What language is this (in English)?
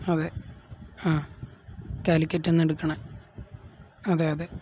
Malayalam